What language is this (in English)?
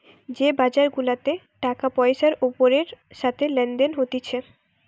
Bangla